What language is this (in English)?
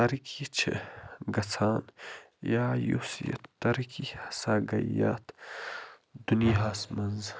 Kashmiri